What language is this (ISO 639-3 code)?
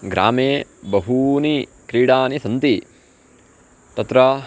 san